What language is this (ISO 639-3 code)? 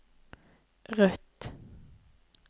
nor